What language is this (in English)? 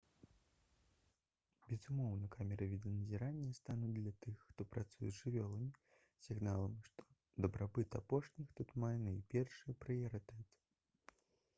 Belarusian